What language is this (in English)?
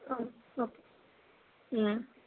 Malayalam